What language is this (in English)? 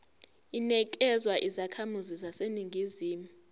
Zulu